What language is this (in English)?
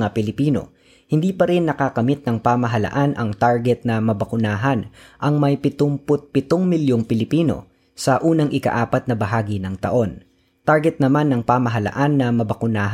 Filipino